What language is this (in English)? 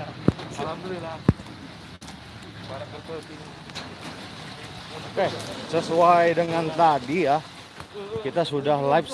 Indonesian